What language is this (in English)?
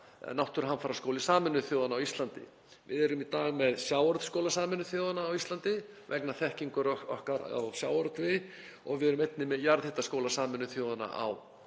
Icelandic